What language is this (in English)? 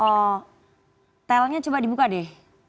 Indonesian